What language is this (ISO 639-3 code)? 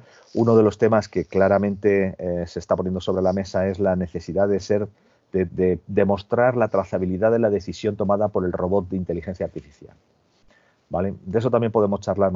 spa